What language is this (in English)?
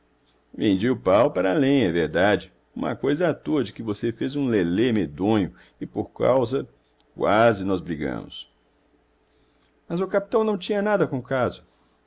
Portuguese